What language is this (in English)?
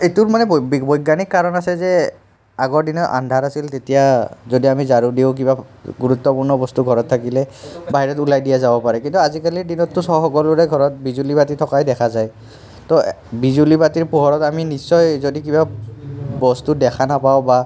Assamese